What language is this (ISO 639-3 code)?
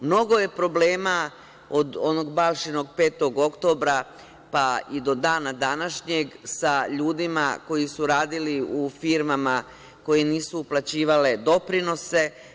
srp